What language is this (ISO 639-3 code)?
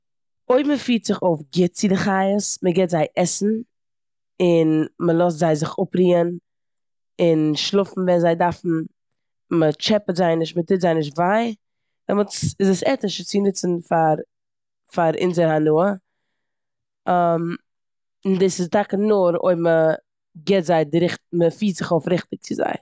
yid